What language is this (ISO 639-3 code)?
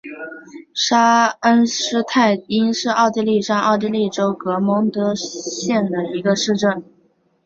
zho